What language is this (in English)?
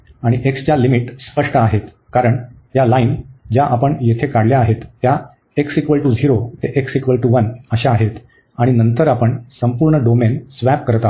Marathi